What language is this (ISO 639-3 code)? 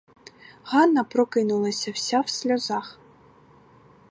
ukr